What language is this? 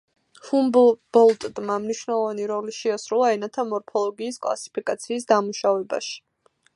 Georgian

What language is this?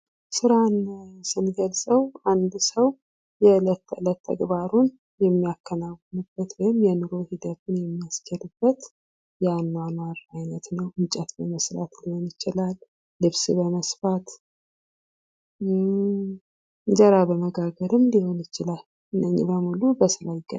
Amharic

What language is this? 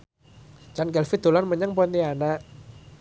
Javanese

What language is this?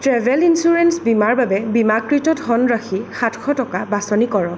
Assamese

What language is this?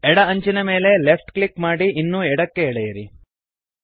Kannada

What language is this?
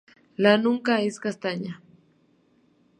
Spanish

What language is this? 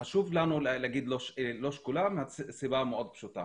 Hebrew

